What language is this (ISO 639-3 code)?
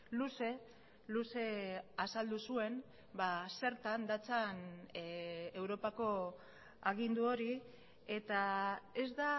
eus